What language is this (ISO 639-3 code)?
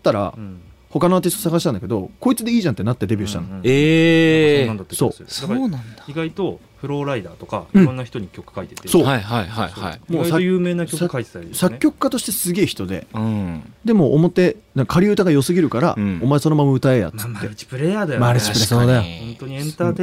jpn